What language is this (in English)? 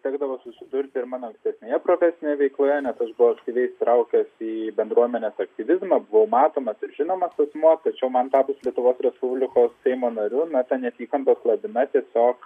Lithuanian